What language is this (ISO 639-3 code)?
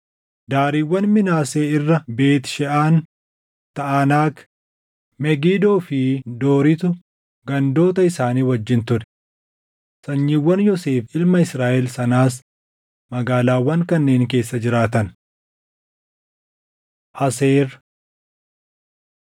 orm